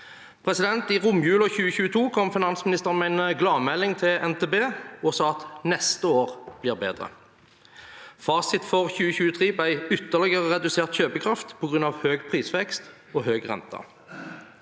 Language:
Norwegian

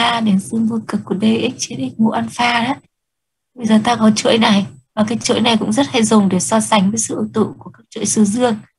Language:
Vietnamese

